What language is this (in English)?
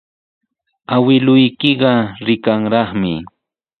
Sihuas Ancash Quechua